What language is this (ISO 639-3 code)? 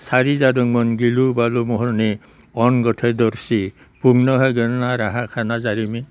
brx